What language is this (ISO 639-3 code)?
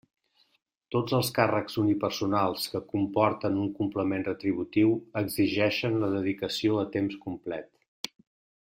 cat